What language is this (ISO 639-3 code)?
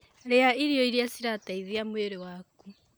kik